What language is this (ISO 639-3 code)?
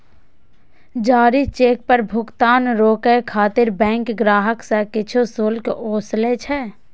mai